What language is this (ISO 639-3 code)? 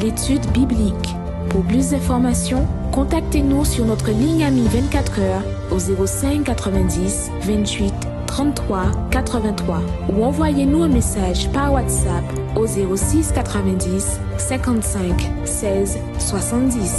fra